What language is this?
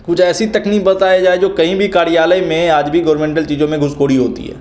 Hindi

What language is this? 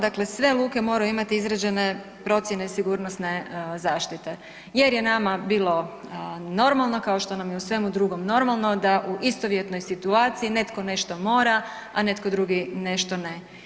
Croatian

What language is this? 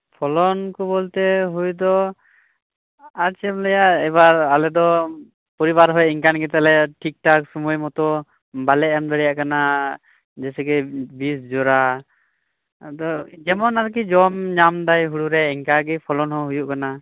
Santali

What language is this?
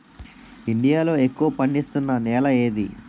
Telugu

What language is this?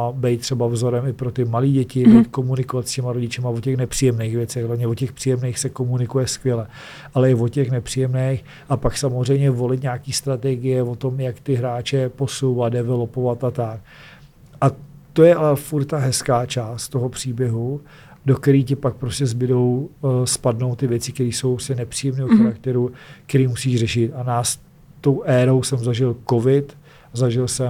Czech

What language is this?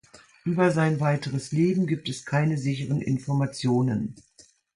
German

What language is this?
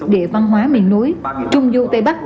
Vietnamese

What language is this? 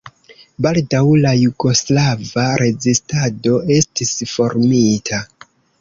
Esperanto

